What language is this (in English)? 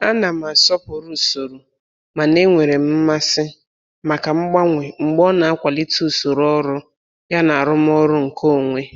Igbo